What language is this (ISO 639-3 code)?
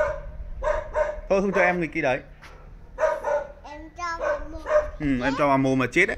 vie